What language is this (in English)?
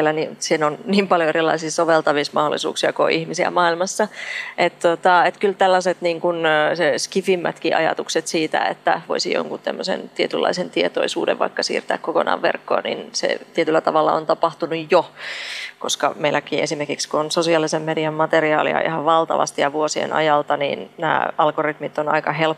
Finnish